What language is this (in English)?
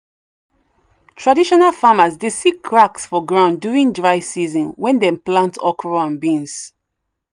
Nigerian Pidgin